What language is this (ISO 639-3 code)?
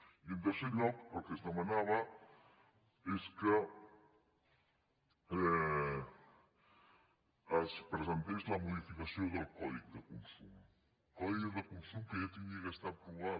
cat